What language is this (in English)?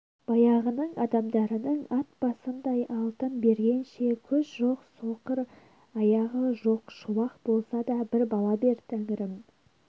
Kazakh